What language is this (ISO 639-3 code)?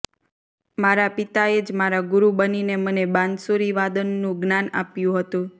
guj